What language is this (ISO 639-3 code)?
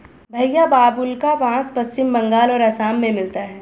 hin